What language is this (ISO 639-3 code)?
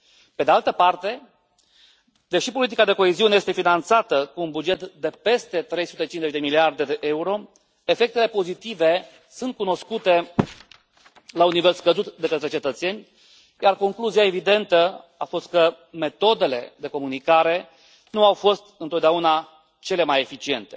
ron